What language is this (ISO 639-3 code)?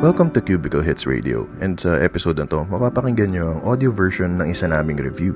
fil